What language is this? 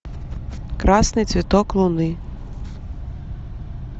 Russian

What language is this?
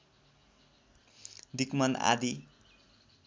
Nepali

